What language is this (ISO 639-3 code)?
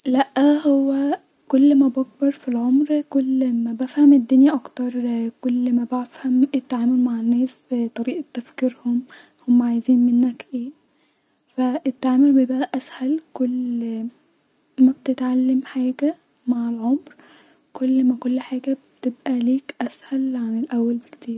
arz